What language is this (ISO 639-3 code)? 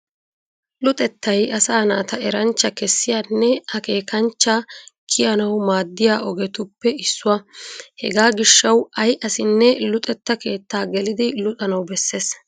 wal